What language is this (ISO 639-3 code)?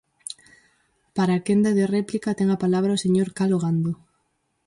glg